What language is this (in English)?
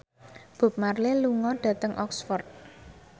Javanese